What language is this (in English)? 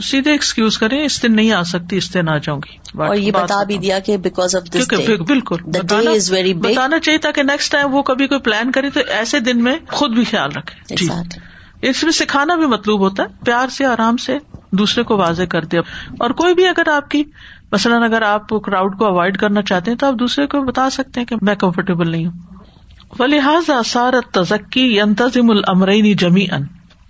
Urdu